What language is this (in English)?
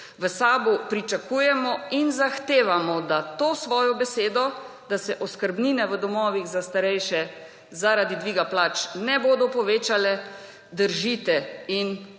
Slovenian